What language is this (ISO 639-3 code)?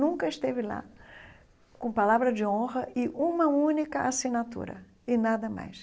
por